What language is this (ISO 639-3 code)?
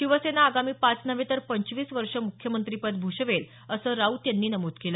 mar